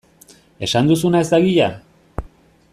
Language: Basque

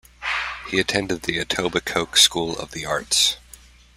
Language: English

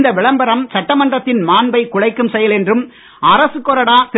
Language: Tamil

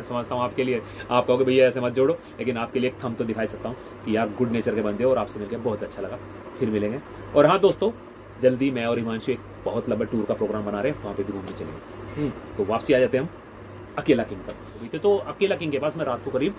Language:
Hindi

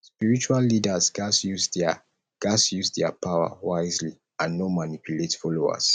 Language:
Nigerian Pidgin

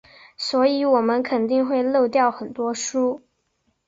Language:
Chinese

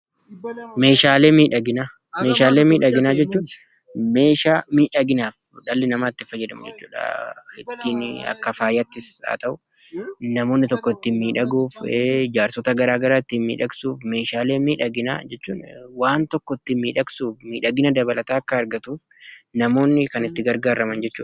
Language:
Oromo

